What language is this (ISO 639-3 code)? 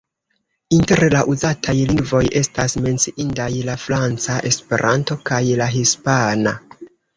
epo